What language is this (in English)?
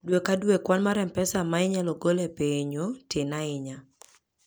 Luo (Kenya and Tanzania)